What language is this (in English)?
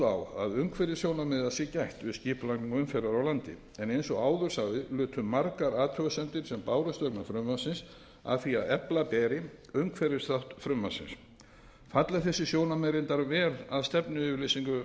Icelandic